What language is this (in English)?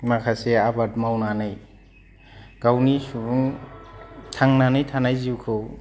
Bodo